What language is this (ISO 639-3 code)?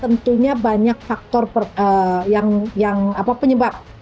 ind